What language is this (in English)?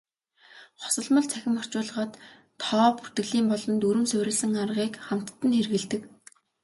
Mongolian